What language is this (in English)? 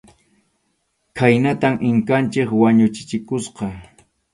Arequipa-La Unión Quechua